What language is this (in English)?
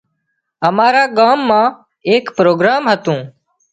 Wadiyara Koli